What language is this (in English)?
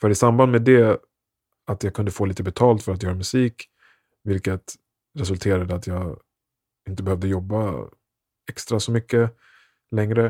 Swedish